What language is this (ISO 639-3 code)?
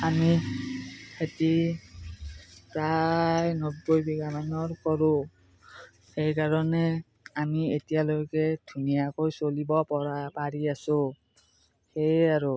asm